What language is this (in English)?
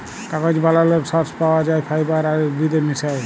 Bangla